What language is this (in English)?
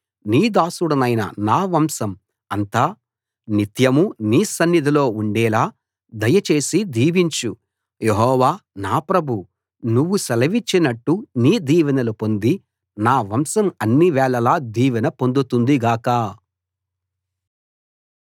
Telugu